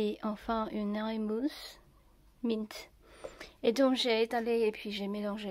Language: French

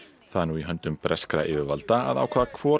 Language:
Icelandic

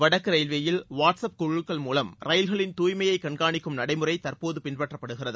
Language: Tamil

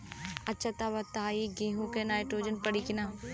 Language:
Bhojpuri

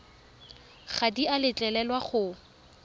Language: Tswana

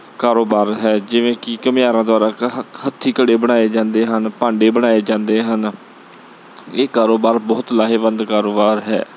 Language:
Punjabi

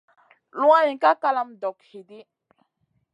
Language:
Masana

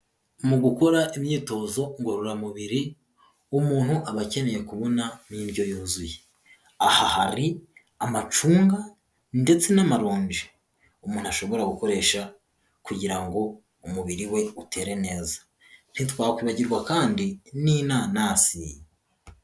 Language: Kinyarwanda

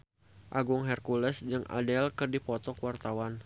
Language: Sundanese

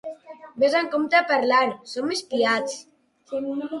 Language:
Catalan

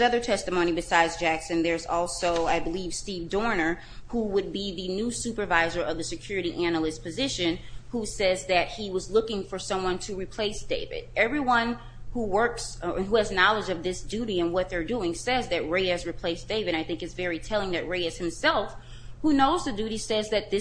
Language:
English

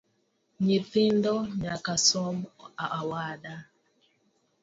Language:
Luo (Kenya and Tanzania)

